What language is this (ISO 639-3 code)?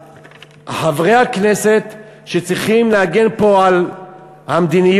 heb